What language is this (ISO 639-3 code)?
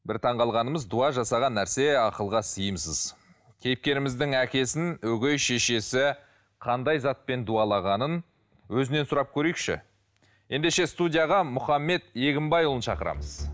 kaz